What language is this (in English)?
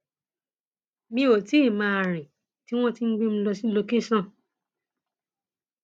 Yoruba